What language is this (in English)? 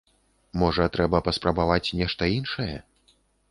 Belarusian